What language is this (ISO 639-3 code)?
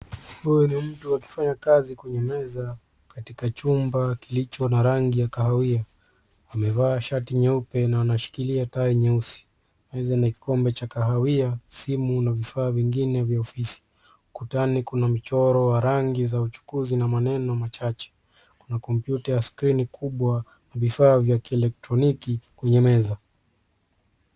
swa